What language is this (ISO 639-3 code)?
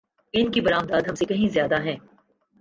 urd